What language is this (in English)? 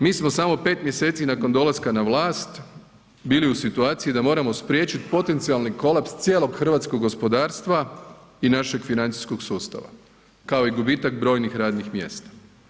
Croatian